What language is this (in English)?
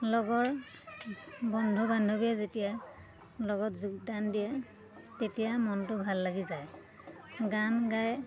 Assamese